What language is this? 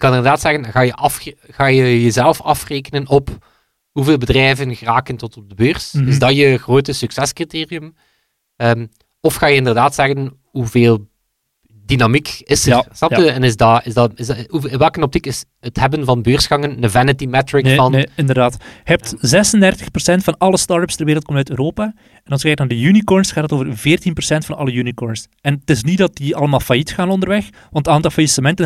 Dutch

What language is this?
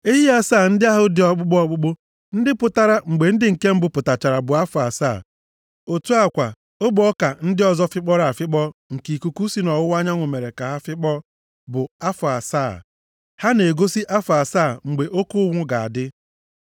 Igbo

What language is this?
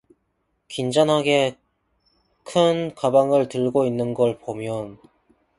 Korean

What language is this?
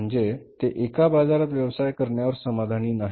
Marathi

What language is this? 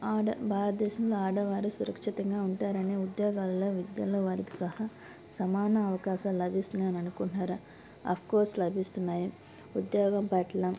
Telugu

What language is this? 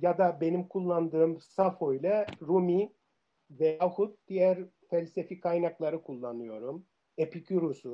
Turkish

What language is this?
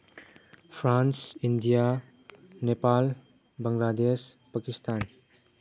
Manipuri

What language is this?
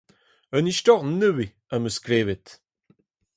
Breton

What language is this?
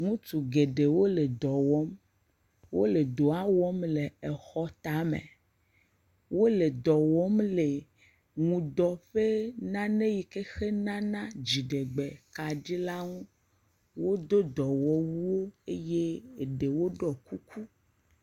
Ewe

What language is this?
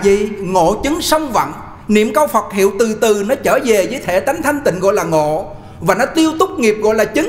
Vietnamese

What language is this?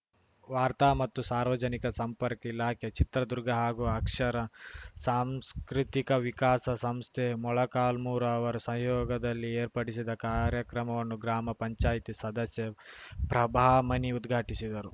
Kannada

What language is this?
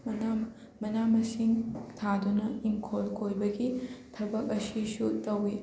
Manipuri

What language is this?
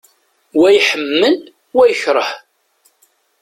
Kabyle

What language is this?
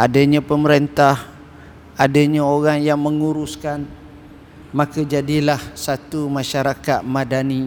Malay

